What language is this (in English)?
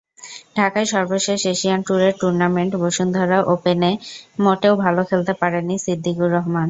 Bangla